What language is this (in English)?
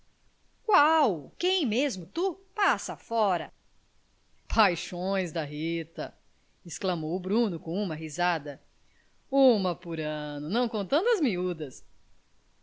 Portuguese